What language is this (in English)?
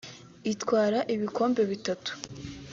Kinyarwanda